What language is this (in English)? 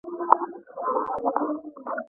Pashto